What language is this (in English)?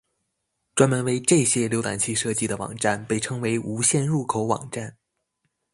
Chinese